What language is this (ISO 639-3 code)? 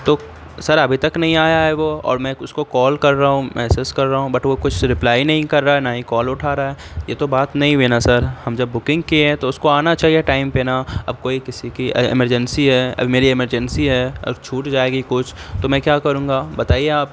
urd